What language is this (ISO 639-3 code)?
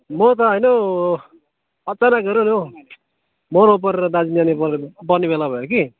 nep